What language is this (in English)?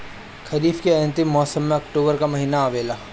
Bhojpuri